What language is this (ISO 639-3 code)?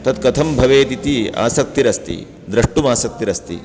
san